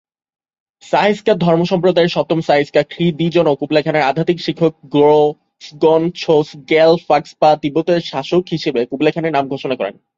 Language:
Bangla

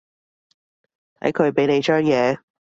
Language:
Cantonese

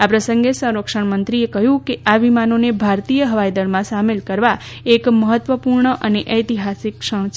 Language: Gujarati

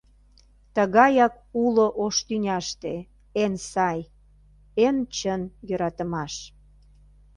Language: Mari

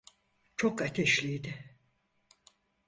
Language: Turkish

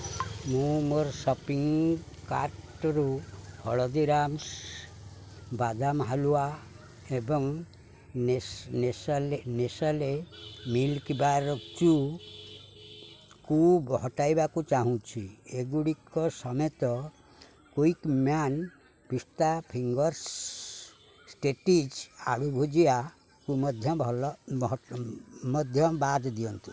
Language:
Odia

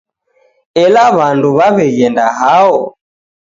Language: Taita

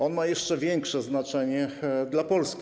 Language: Polish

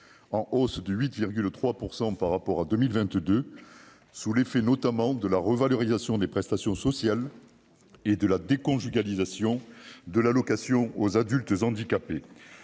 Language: French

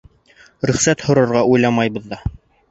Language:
Bashkir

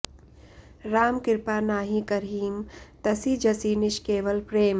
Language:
Sanskrit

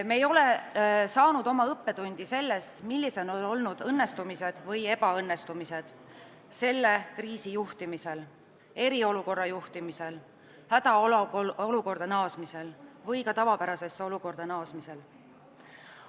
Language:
Estonian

